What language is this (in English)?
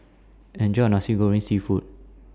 English